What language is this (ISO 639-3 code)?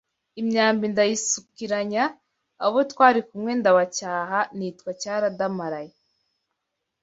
kin